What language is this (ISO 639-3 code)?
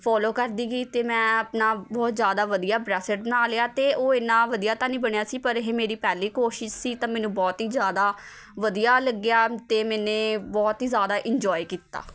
pan